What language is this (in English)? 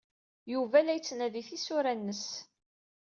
Kabyle